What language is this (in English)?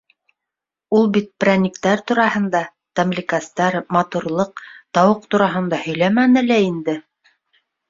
Bashkir